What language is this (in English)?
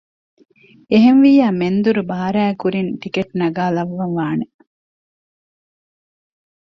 Divehi